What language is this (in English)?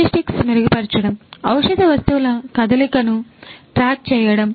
Telugu